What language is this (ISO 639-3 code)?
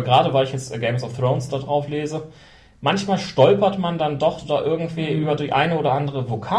deu